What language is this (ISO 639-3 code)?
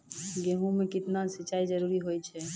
mai